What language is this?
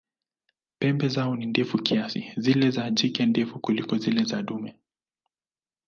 Swahili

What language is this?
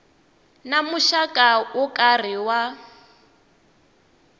Tsonga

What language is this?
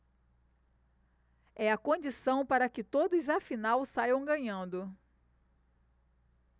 Portuguese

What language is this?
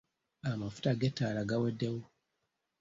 Ganda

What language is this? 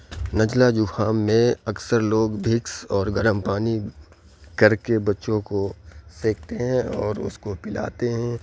Urdu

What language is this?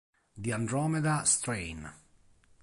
Italian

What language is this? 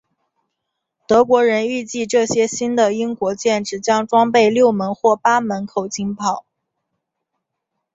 Chinese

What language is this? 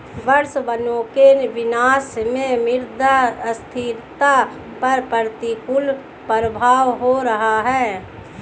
Hindi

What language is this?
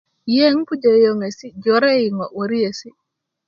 Kuku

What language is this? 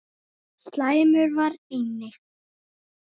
Icelandic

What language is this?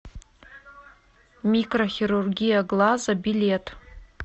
Russian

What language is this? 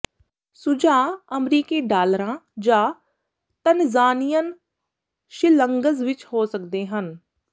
Punjabi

